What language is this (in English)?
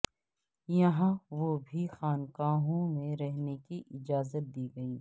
Urdu